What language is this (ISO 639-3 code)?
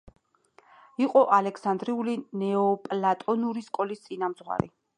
kat